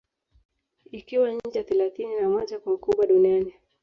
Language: Swahili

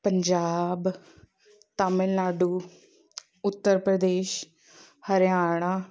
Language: Punjabi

